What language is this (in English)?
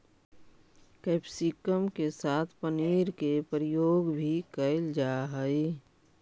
Magahi